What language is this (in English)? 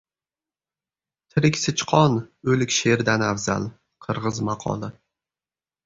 Uzbek